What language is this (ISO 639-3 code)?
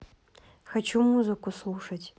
rus